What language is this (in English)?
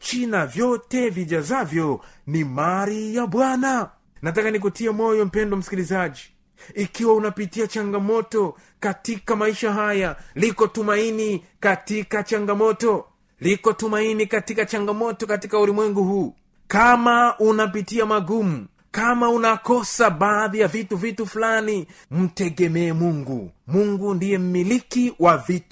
Swahili